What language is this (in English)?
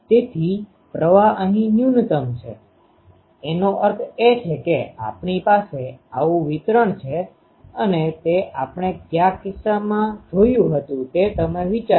Gujarati